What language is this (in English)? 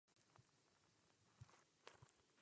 Czech